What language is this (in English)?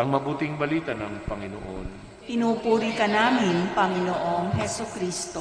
Filipino